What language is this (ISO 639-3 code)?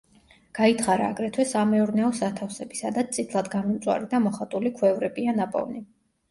kat